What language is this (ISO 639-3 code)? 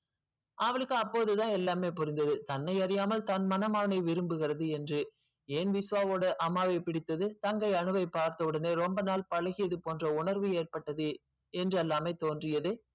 tam